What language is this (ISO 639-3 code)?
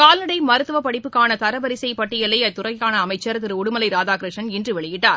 tam